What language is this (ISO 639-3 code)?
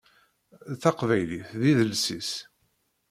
kab